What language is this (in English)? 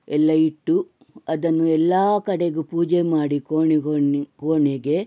Kannada